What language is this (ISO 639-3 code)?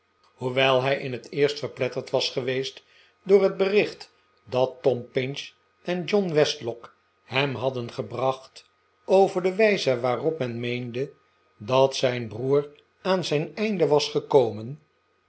nld